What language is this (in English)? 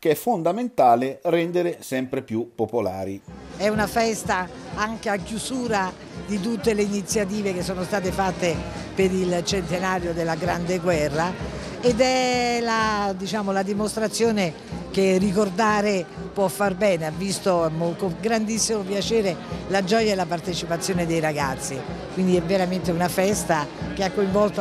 Italian